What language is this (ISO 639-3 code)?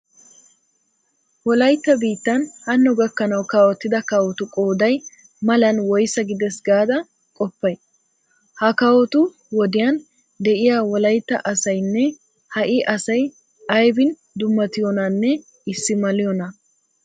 wal